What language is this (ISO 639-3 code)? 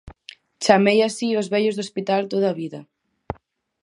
glg